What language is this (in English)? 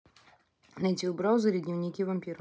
Russian